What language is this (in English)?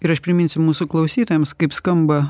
Lithuanian